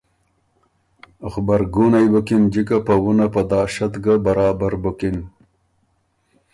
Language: Ormuri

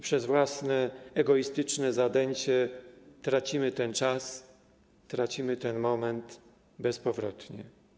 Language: Polish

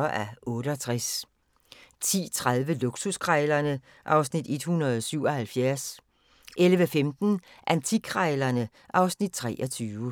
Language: Danish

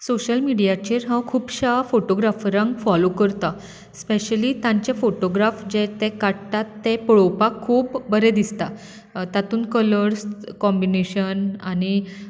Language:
Konkani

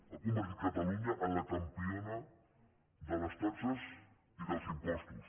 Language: Catalan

